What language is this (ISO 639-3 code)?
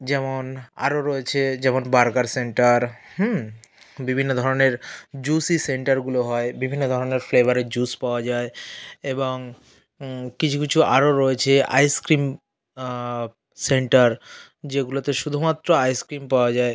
ben